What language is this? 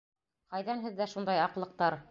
Bashkir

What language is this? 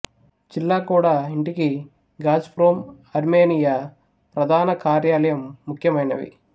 Telugu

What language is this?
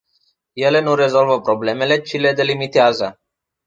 Romanian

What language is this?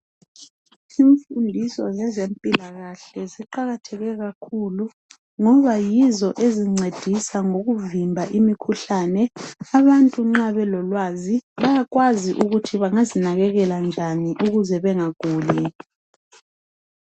North Ndebele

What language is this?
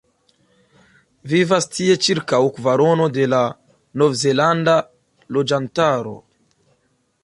Esperanto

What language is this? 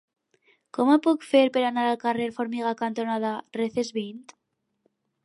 Catalan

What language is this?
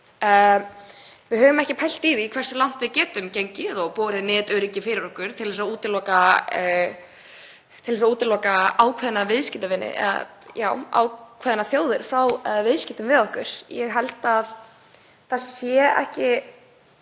Icelandic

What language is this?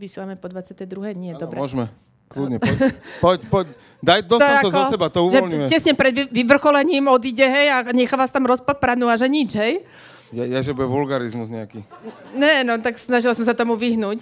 Slovak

